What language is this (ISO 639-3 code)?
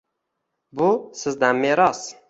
uzb